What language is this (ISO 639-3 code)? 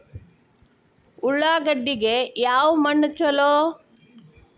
kan